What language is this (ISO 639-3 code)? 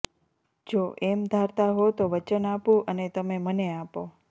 guj